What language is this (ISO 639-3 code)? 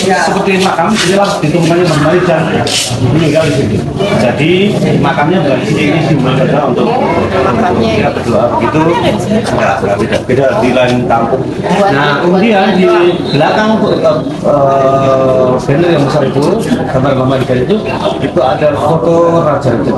ind